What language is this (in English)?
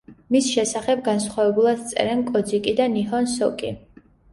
Georgian